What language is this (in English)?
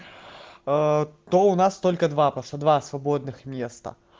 Russian